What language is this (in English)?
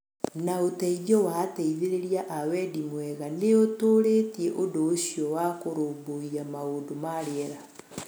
Kikuyu